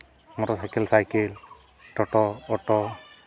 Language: Santali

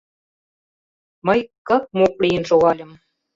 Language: Mari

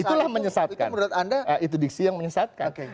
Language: Indonesian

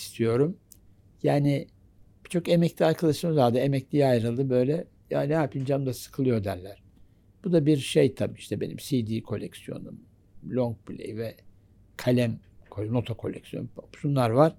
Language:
Turkish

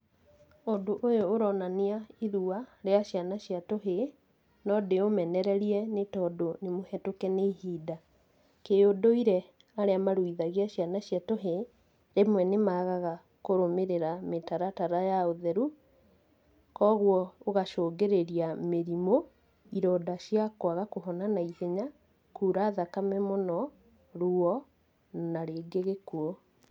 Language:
Kikuyu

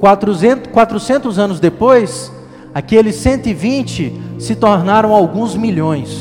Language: Portuguese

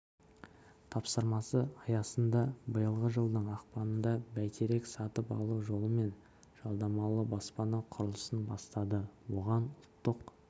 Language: Kazakh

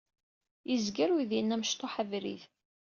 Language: Kabyle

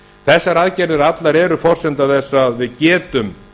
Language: Icelandic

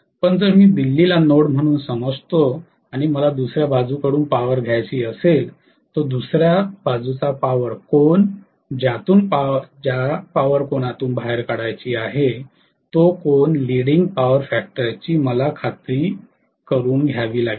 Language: Marathi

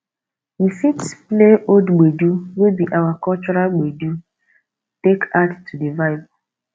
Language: Nigerian Pidgin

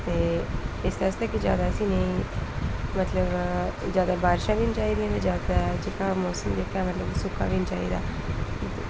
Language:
Dogri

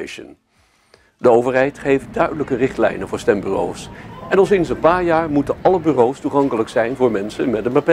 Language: Dutch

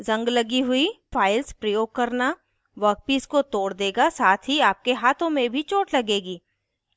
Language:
Hindi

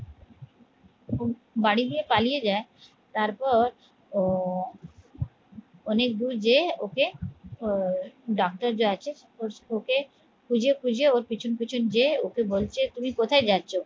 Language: Bangla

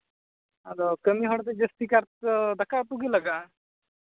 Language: Santali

